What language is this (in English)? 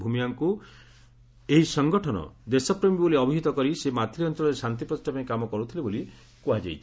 Odia